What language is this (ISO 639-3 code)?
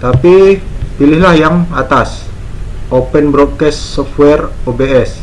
ind